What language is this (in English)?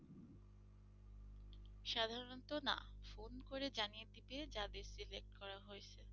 Bangla